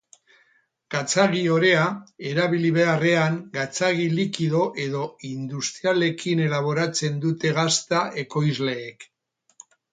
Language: Basque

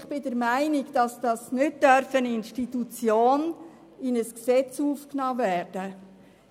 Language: Swiss German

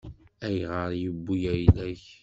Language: Kabyle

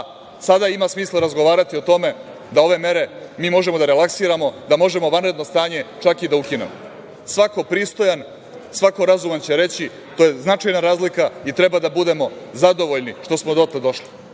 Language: Serbian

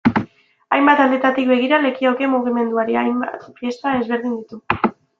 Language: Basque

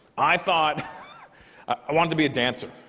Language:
English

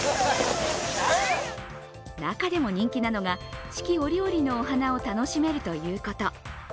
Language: Japanese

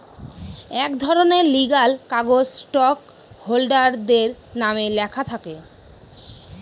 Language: Bangla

